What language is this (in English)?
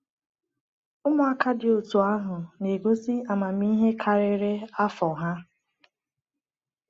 Igbo